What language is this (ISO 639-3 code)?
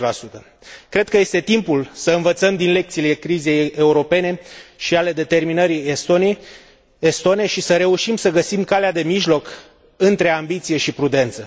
ron